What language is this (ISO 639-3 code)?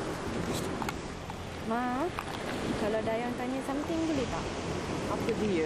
msa